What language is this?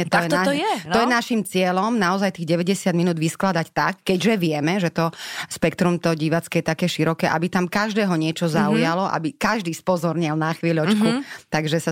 Slovak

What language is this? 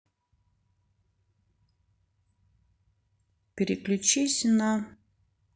Russian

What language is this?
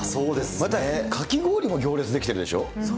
Japanese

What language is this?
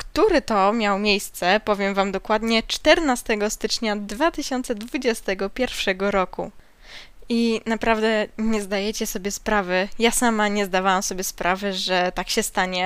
Polish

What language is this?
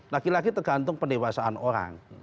Indonesian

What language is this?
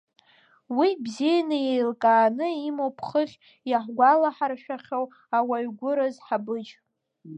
Abkhazian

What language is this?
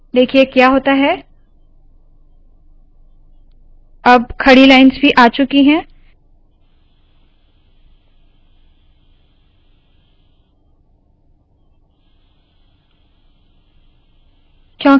Hindi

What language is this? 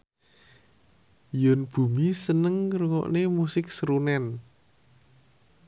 Javanese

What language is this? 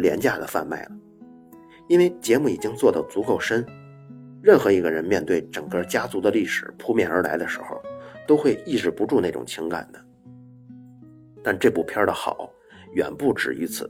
Chinese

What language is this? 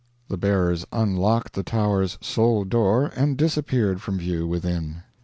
English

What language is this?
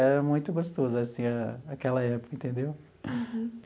Portuguese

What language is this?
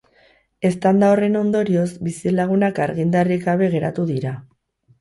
Basque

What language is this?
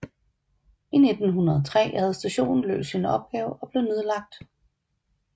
Danish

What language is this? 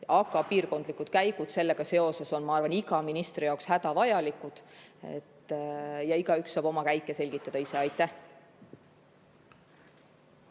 Estonian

